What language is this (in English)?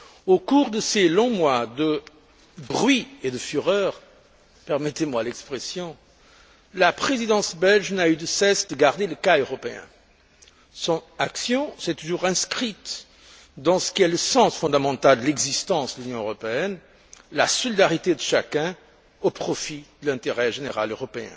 French